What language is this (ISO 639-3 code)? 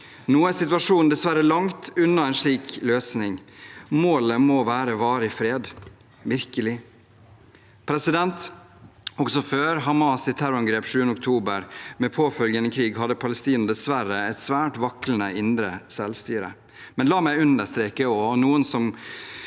nor